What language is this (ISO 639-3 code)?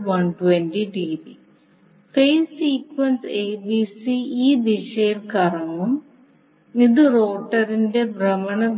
mal